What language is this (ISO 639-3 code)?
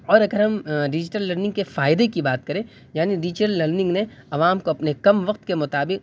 urd